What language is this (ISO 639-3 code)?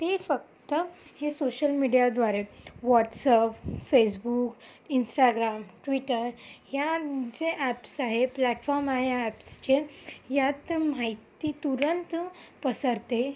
mar